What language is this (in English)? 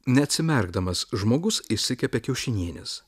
Lithuanian